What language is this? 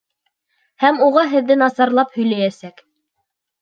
Bashkir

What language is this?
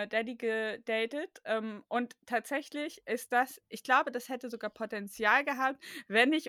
German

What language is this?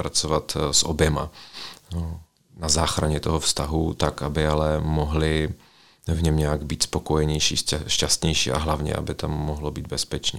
Czech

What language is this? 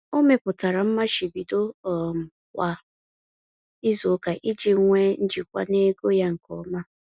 Igbo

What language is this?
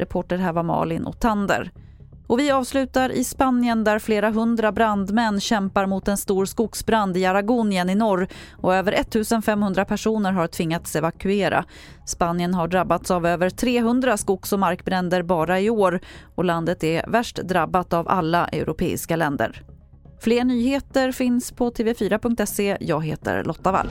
Swedish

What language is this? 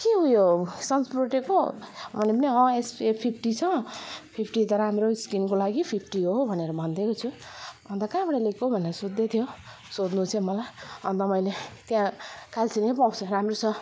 Nepali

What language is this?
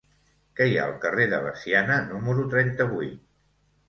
Catalan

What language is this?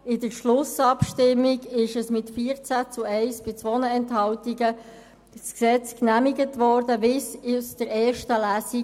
Swiss German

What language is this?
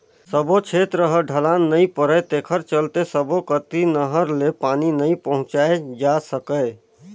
Chhattisgarhi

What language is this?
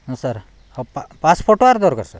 Odia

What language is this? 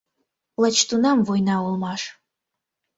Mari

